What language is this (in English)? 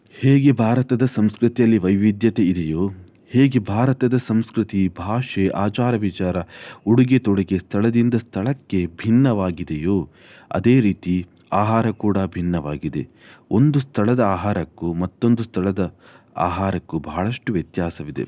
Kannada